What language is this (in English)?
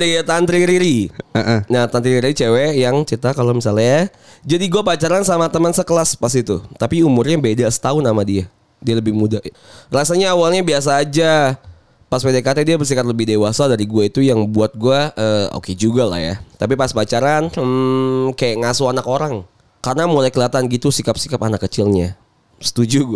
Indonesian